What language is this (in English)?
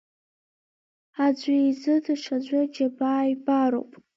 Abkhazian